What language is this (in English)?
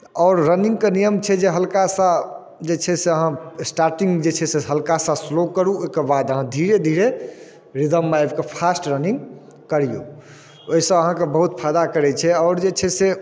Maithili